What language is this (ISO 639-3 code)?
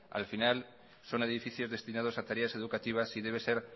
spa